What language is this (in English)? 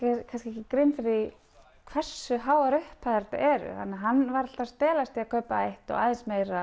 Icelandic